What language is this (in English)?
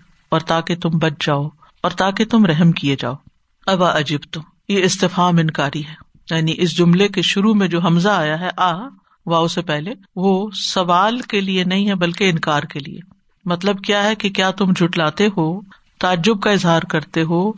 Urdu